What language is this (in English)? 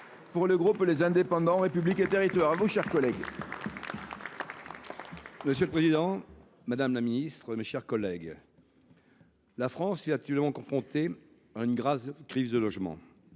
French